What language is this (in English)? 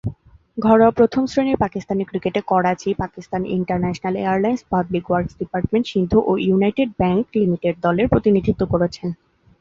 Bangla